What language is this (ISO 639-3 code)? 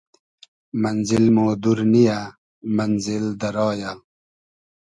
haz